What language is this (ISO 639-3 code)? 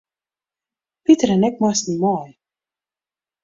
fry